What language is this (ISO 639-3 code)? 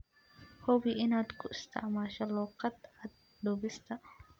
som